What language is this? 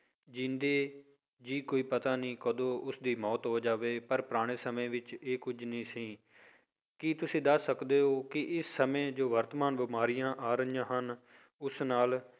Punjabi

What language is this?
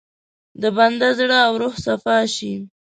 Pashto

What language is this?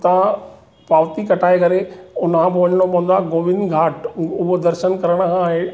Sindhi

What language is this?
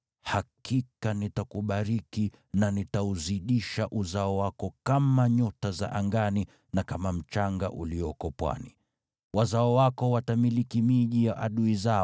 Swahili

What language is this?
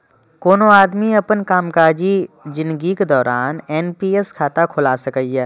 Maithili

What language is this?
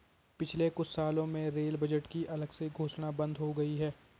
Hindi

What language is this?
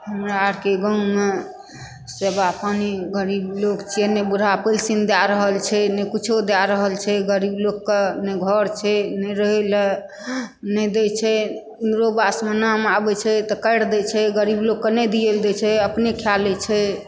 Maithili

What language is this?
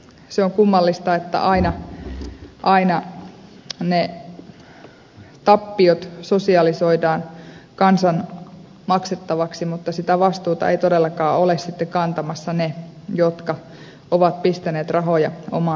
Finnish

